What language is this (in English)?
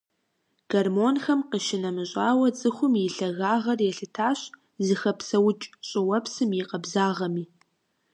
Kabardian